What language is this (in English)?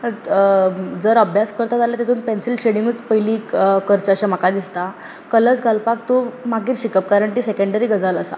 Konkani